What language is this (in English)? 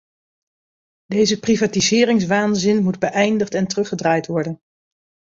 Dutch